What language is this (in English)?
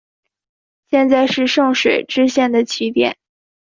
Chinese